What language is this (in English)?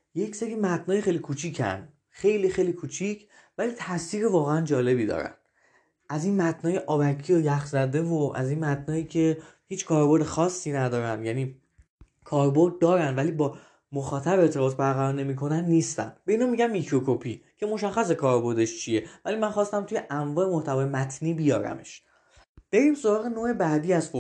Persian